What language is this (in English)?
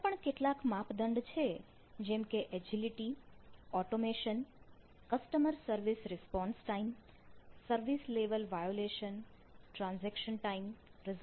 Gujarati